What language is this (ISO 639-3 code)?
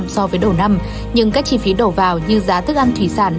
vie